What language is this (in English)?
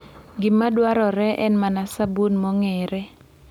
Luo (Kenya and Tanzania)